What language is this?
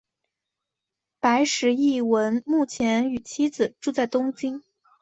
Chinese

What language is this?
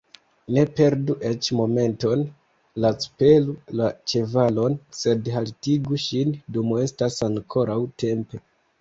Esperanto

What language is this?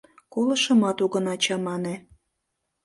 Mari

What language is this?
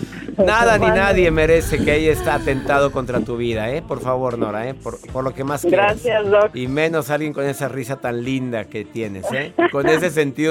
Spanish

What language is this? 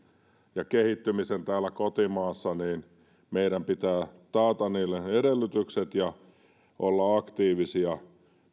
Finnish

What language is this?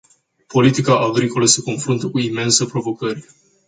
Romanian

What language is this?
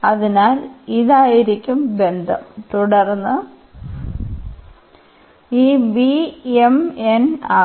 Malayalam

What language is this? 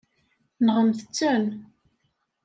Kabyle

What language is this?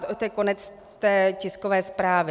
Czech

